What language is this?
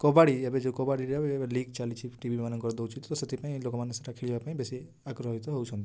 Odia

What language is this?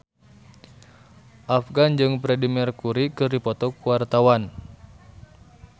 Sundanese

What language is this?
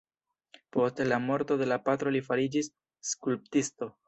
Esperanto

